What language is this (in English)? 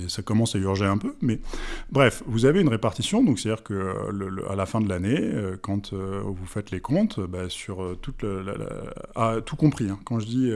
French